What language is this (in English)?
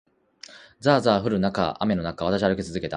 Japanese